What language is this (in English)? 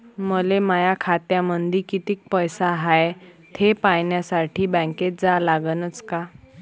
Marathi